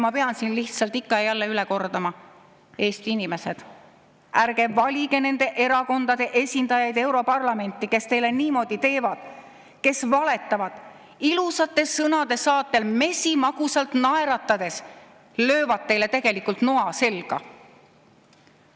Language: Estonian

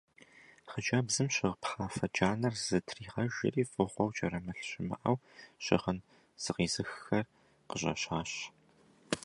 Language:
Kabardian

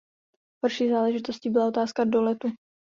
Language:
Czech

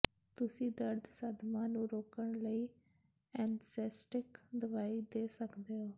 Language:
Punjabi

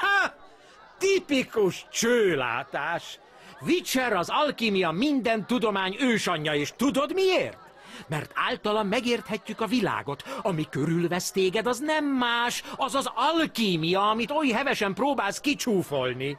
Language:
Hungarian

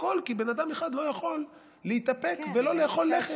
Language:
Hebrew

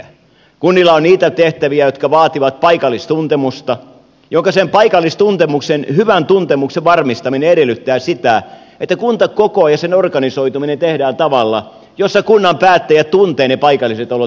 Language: Finnish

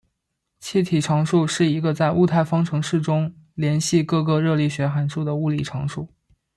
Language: Chinese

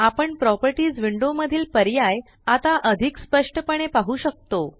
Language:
Marathi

